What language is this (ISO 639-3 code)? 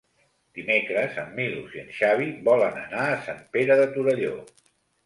cat